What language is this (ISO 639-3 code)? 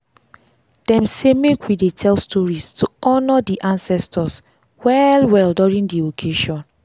pcm